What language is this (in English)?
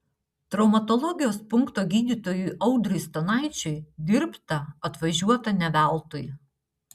Lithuanian